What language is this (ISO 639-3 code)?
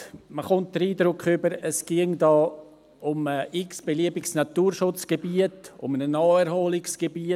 gsw